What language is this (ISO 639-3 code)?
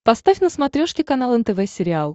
rus